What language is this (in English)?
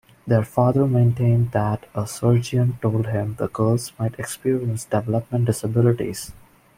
English